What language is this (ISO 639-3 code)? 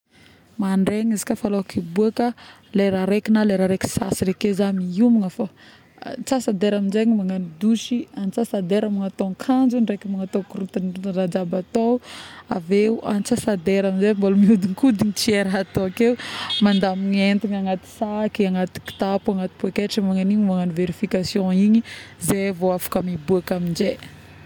bmm